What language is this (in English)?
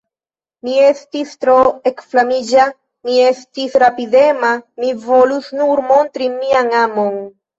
Esperanto